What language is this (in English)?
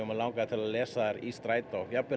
Icelandic